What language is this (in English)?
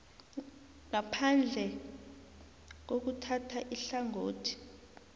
South Ndebele